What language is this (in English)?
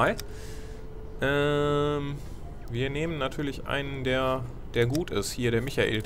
German